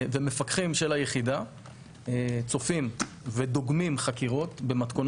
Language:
Hebrew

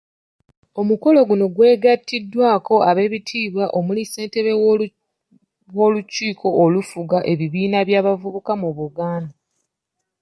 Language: Ganda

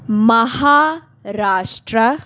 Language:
Punjabi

